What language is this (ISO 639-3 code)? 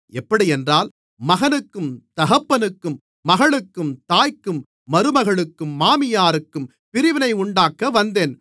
tam